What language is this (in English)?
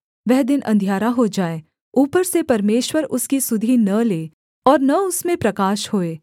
Hindi